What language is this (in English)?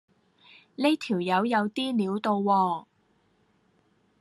Cantonese